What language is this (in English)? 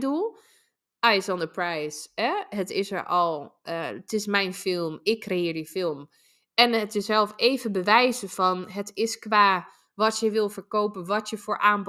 Dutch